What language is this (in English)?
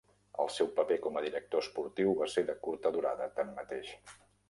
Catalan